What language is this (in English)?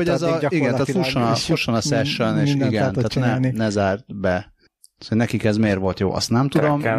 Hungarian